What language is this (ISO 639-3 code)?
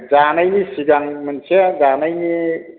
brx